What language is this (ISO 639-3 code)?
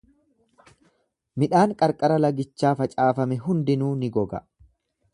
orm